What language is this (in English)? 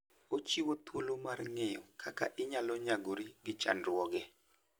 Luo (Kenya and Tanzania)